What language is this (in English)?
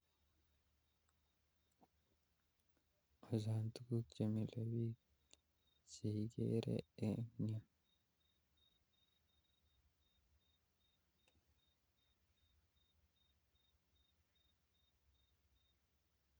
Kalenjin